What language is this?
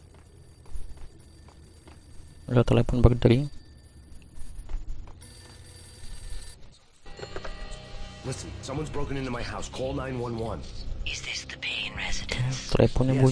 Indonesian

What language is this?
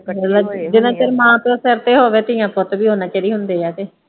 Punjabi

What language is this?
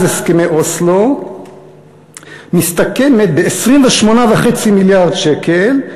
Hebrew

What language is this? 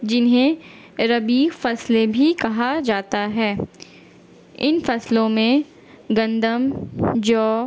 Urdu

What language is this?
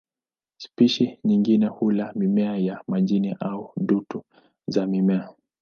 Swahili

